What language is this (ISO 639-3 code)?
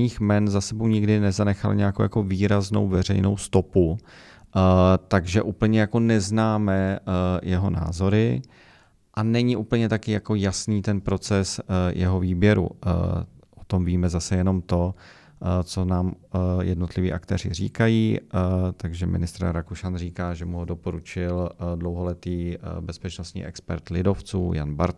ces